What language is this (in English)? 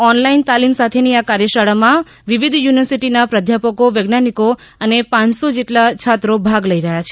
Gujarati